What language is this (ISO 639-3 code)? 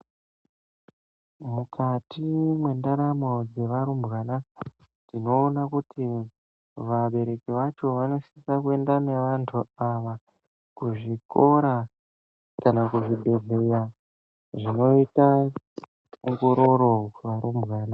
ndc